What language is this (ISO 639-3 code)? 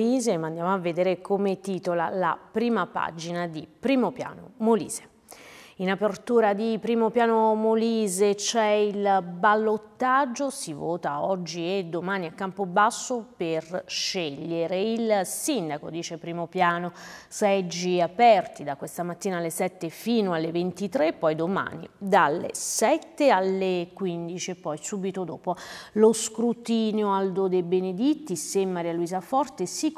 ita